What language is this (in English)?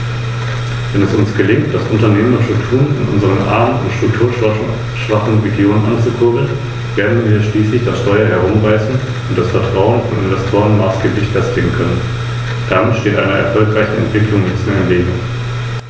German